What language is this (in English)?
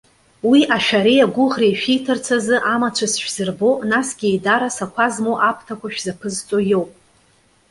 Abkhazian